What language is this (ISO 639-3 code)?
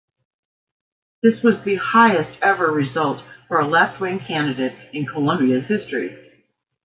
eng